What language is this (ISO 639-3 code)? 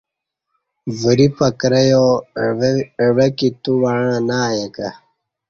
bsh